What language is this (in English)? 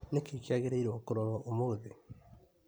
Kikuyu